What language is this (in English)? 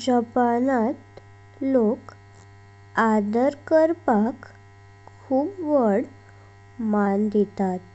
Konkani